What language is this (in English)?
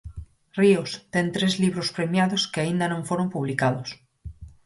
Galician